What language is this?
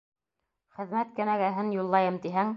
Bashkir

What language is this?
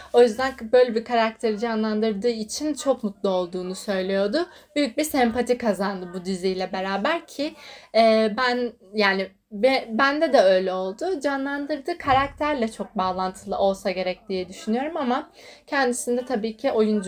Turkish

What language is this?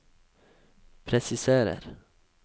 Norwegian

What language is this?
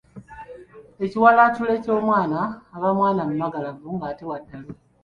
Ganda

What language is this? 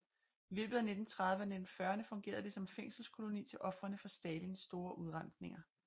Danish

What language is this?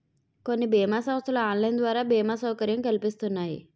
Telugu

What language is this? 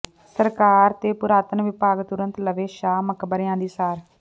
Punjabi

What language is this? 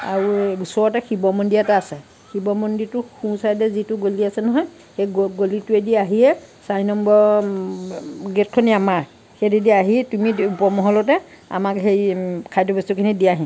Assamese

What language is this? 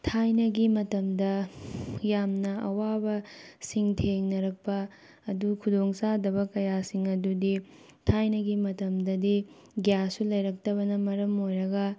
Manipuri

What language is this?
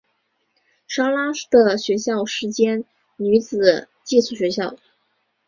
Chinese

